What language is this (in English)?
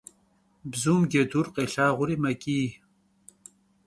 Kabardian